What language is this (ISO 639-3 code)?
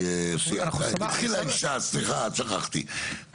heb